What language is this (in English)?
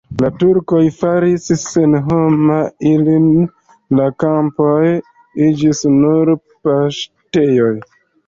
Esperanto